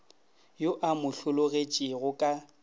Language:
Northern Sotho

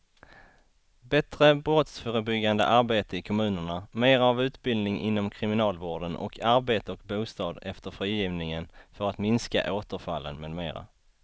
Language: Swedish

